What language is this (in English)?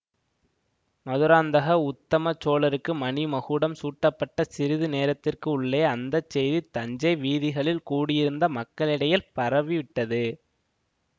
Tamil